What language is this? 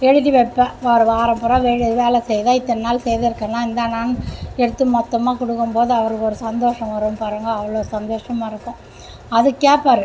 Tamil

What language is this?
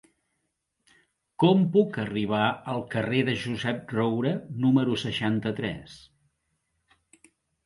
Catalan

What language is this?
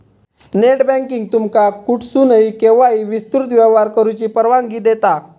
Marathi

